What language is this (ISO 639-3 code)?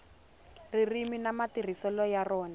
tso